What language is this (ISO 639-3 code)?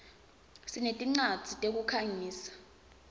ssw